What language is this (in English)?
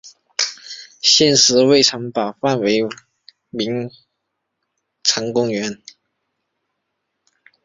Chinese